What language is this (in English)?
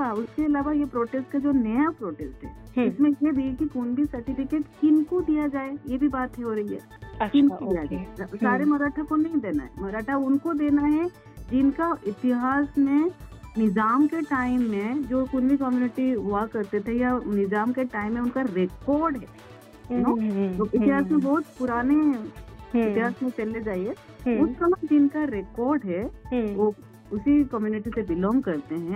Hindi